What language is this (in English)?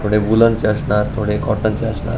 Marathi